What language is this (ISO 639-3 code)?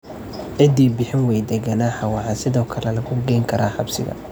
som